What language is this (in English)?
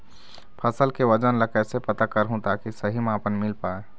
Chhattisgarhi